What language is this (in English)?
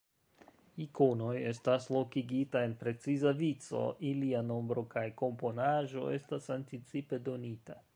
Esperanto